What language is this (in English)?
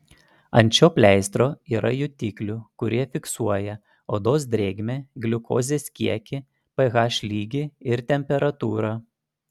Lithuanian